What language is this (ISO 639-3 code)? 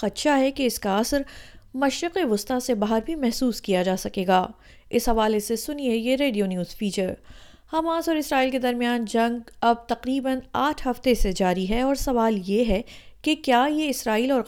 urd